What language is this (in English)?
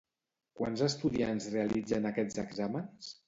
Catalan